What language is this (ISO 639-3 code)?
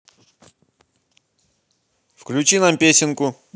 rus